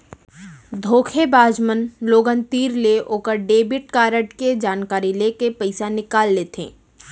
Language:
Chhattisgarhi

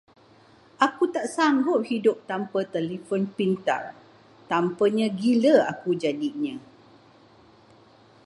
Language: Malay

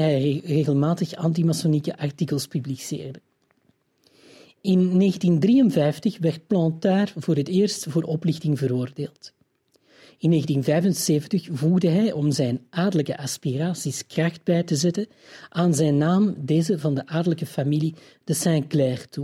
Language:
Dutch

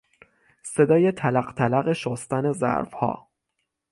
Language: Persian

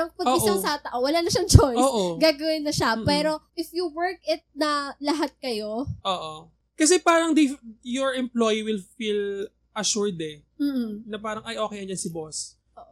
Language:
Filipino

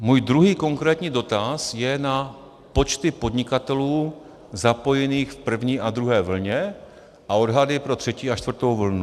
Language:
Czech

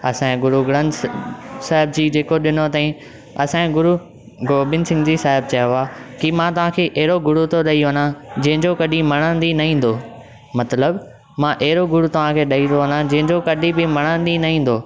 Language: Sindhi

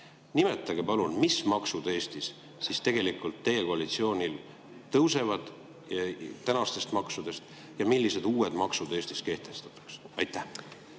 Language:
Estonian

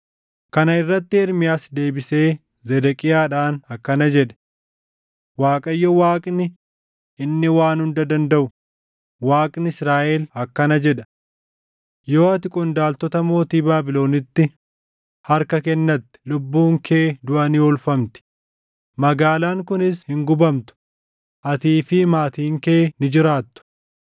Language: Oromo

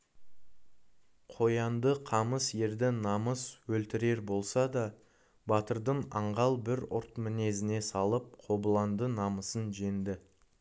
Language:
Kazakh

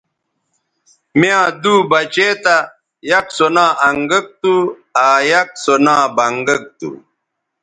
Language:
Bateri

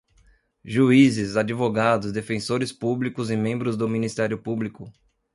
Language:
Portuguese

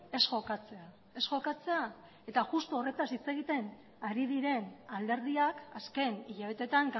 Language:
Basque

